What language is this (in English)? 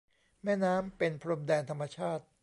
Thai